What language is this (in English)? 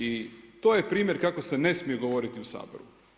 Croatian